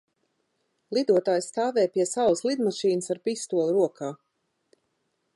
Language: Latvian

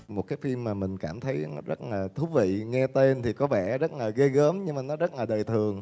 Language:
Vietnamese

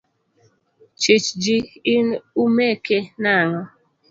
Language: Luo (Kenya and Tanzania)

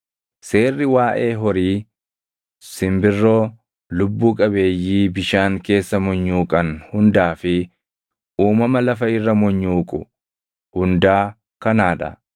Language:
Oromo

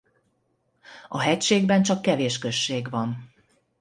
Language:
Hungarian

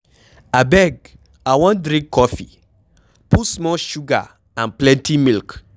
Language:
Nigerian Pidgin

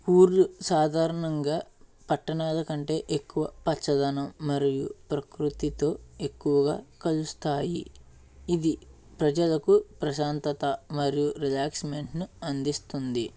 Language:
Telugu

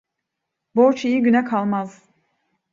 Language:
Turkish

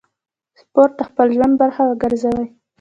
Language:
Pashto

